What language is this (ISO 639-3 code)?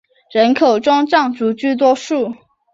zho